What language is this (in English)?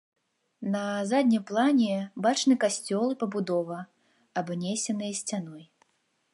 Belarusian